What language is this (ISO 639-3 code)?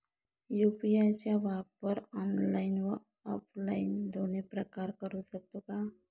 mar